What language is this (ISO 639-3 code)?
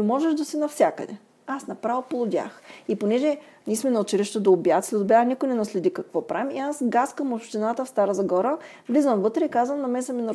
bul